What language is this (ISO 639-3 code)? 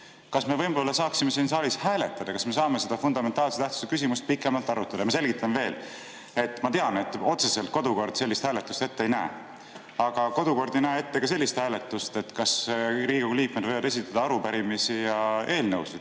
est